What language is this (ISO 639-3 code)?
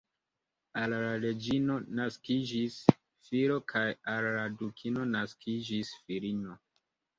epo